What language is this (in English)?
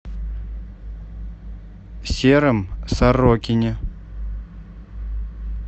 Russian